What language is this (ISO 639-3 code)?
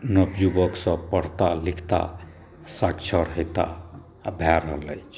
mai